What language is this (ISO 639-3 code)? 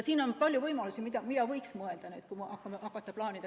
est